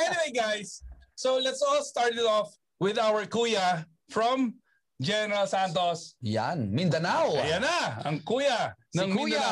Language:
Filipino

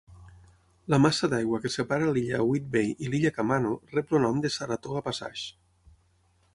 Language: Catalan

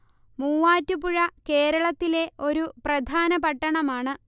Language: Malayalam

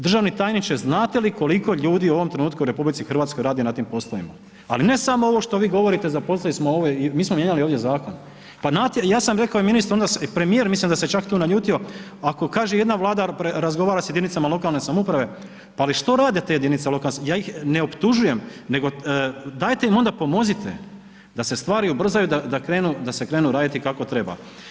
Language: Croatian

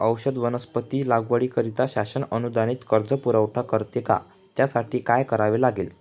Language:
Marathi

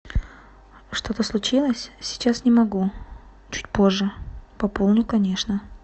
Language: Russian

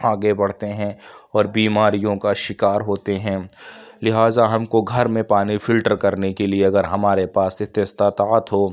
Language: Urdu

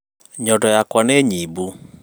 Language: Kikuyu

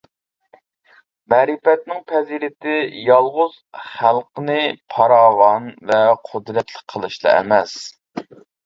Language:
Uyghur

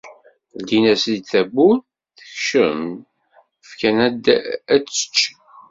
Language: Kabyle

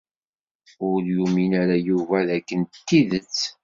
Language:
Kabyle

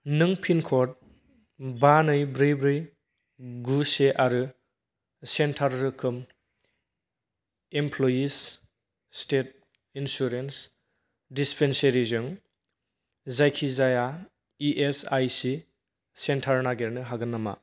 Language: Bodo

